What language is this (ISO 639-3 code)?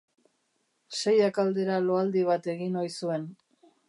eus